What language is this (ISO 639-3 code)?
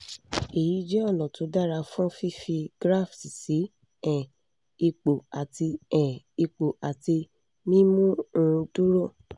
yor